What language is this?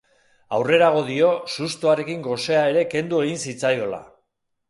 Basque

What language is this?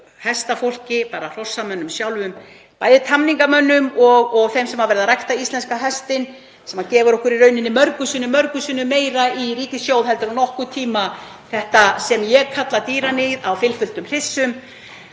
Icelandic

